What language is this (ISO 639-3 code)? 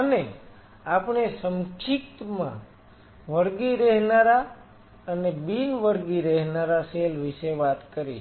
guj